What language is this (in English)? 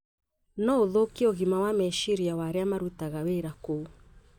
Kikuyu